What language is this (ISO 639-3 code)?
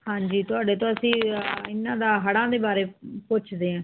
pan